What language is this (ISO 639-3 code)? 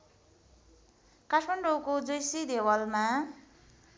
nep